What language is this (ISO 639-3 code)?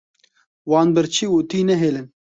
kur